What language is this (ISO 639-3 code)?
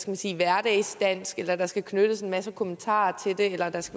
dan